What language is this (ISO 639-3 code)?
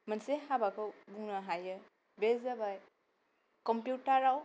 brx